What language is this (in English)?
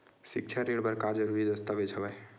Chhattisgarhi